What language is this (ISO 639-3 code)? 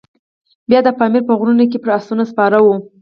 pus